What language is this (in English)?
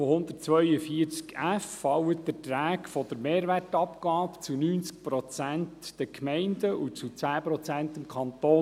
Swiss German